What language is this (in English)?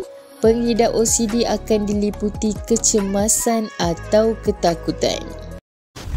Malay